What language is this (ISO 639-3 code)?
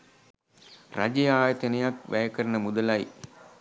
sin